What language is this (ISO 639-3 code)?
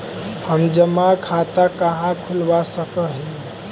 mag